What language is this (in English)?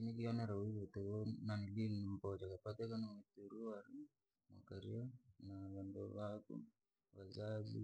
Langi